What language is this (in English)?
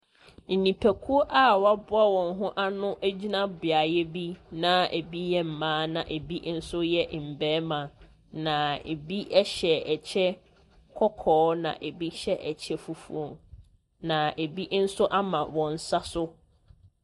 Akan